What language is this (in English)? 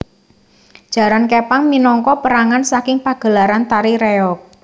Javanese